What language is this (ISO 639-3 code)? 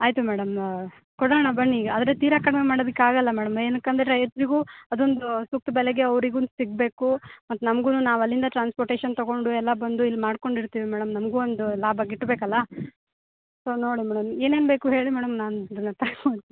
kan